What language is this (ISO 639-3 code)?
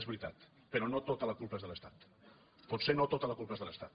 cat